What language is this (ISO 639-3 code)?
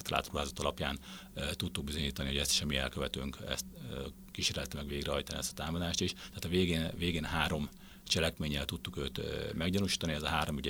hun